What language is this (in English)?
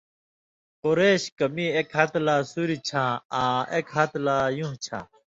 Indus Kohistani